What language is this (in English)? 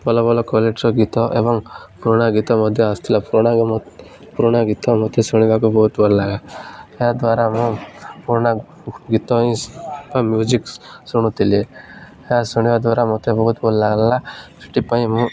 Odia